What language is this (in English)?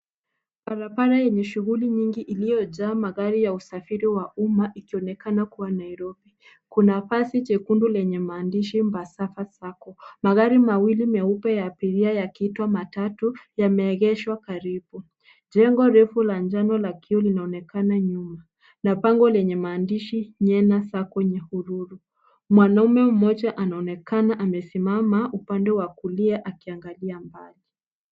Swahili